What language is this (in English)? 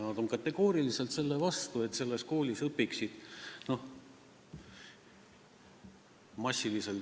Estonian